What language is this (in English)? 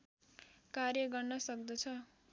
Nepali